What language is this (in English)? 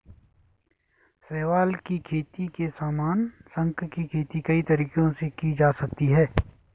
Hindi